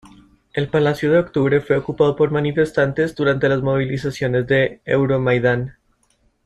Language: Spanish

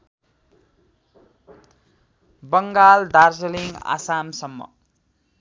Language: Nepali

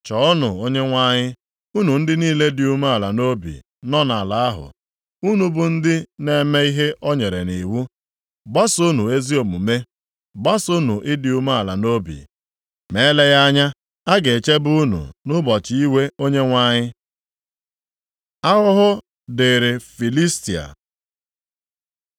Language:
Igbo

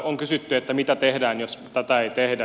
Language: Finnish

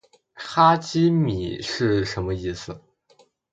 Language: Chinese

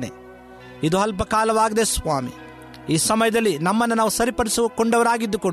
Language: Kannada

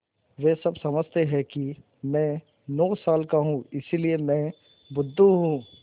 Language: Hindi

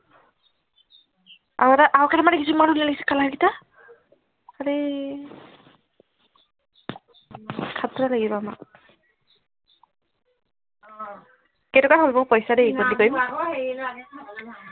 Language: Assamese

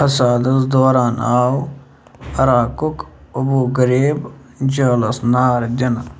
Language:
Kashmiri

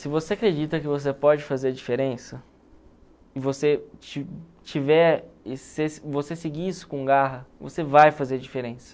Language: Portuguese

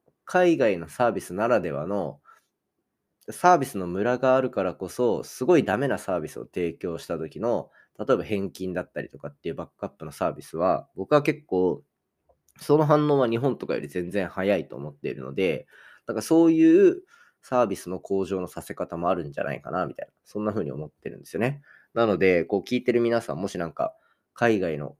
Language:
Japanese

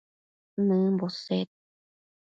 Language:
Matsés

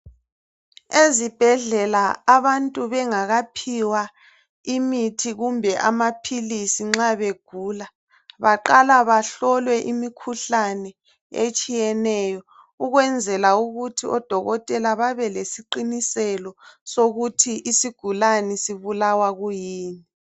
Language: North Ndebele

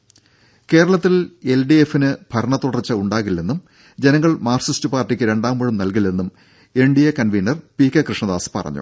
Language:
Malayalam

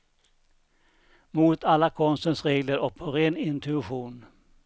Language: Swedish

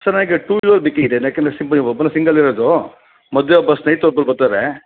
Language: Kannada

